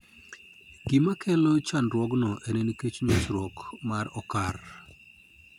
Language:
Luo (Kenya and Tanzania)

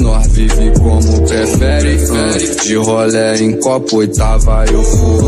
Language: Romanian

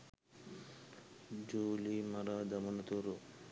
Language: Sinhala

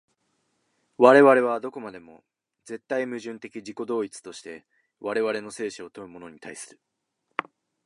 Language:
Japanese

